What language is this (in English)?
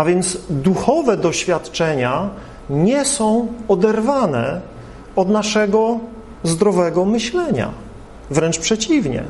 Polish